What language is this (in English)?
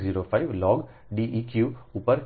Gujarati